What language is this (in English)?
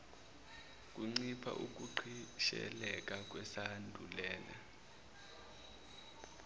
Zulu